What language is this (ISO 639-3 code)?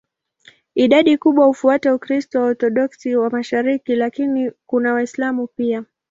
swa